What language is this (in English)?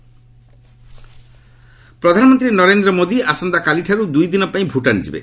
Odia